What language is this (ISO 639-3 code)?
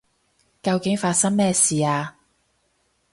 yue